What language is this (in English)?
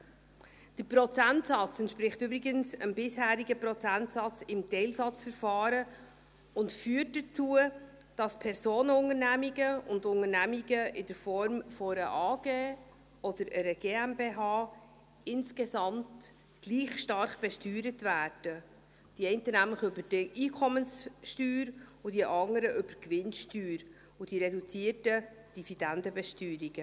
Swiss German